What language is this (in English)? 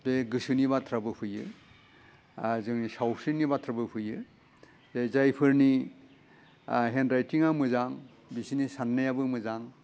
Bodo